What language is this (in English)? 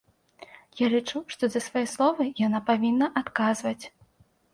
Belarusian